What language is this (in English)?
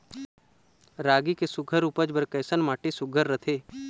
Chhattisgarhi